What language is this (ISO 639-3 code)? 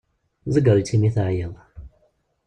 kab